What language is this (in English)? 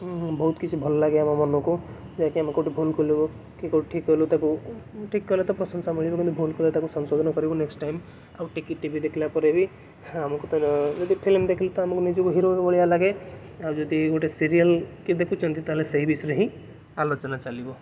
Odia